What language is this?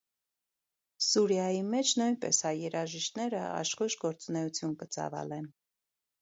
Armenian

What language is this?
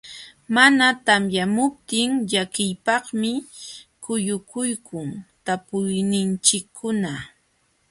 Jauja Wanca Quechua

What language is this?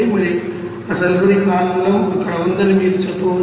Telugu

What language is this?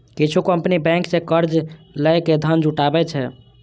Maithili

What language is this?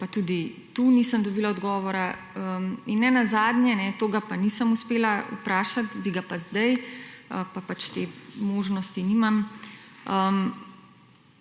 Slovenian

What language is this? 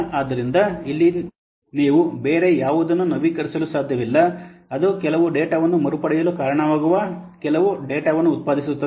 Kannada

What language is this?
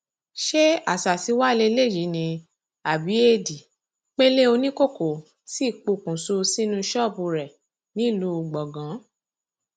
Yoruba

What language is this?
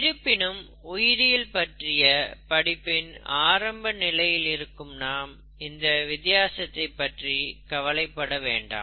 Tamil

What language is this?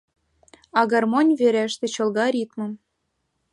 Mari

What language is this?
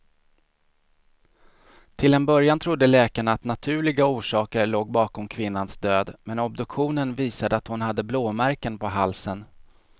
Swedish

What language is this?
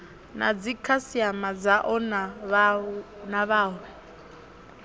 Venda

